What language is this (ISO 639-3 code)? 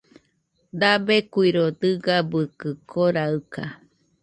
hux